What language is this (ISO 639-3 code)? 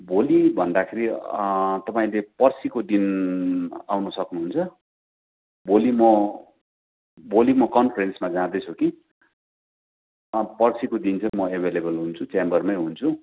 nep